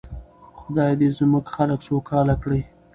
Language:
Pashto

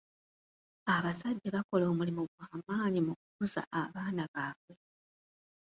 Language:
Ganda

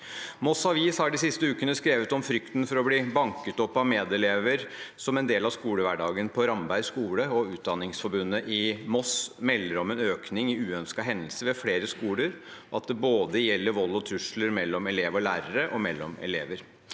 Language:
Norwegian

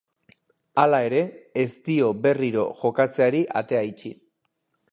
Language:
Basque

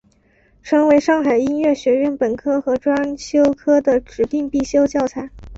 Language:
Chinese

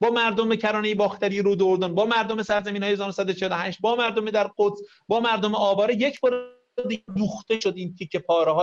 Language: Persian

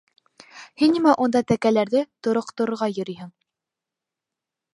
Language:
Bashkir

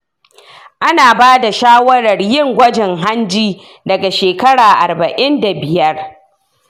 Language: Hausa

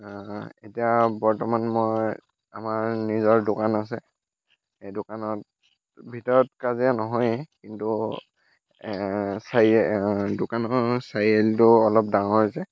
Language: Assamese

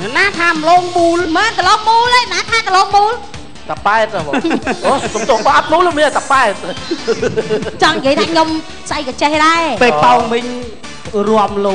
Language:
Thai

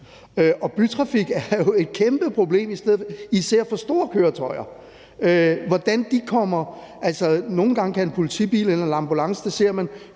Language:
Danish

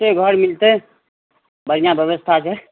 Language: Maithili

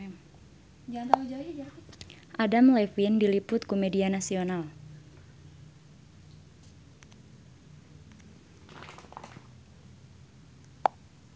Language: Sundanese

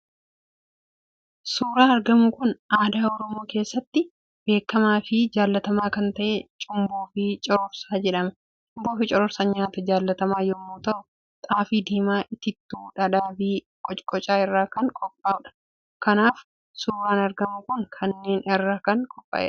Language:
Oromo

